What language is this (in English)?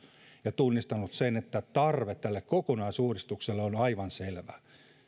Finnish